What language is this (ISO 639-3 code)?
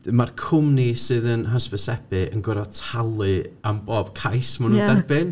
cym